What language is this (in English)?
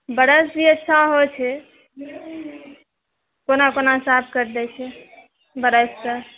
Maithili